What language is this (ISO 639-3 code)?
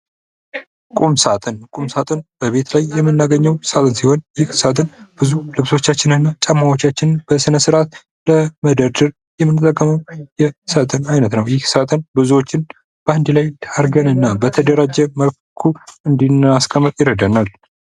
amh